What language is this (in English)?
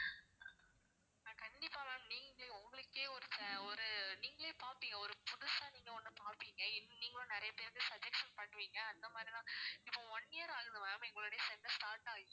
Tamil